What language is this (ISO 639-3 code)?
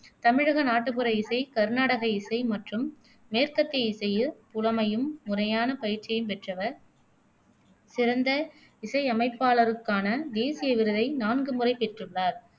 tam